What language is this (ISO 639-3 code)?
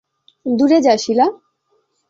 ben